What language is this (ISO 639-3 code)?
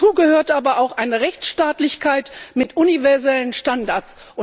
deu